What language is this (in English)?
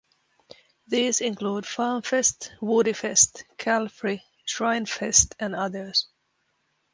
English